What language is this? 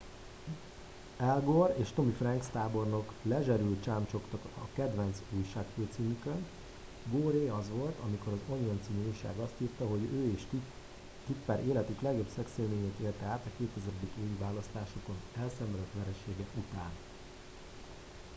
Hungarian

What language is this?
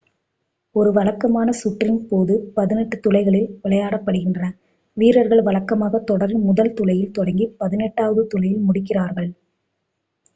Tamil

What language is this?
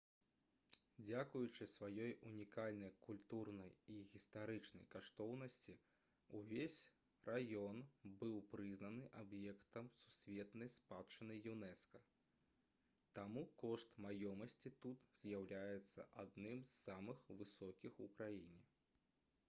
Belarusian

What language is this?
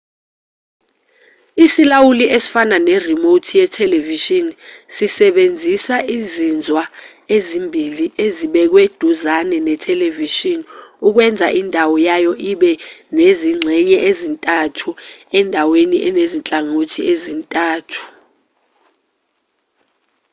Zulu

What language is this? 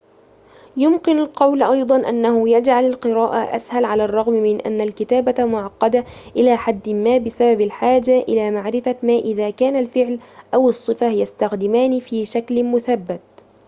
Arabic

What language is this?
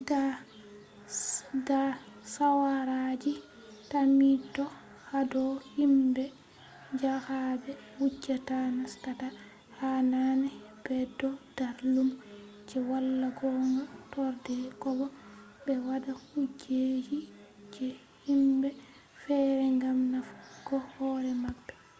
Fula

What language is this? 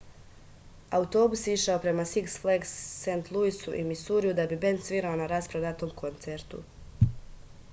Serbian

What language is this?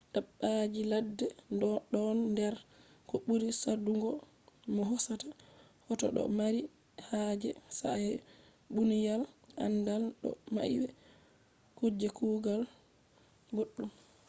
Fula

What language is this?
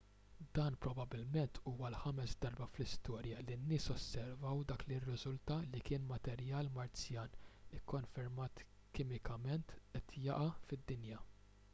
Maltese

